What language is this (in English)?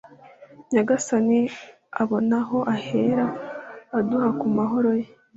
Kinyarwanda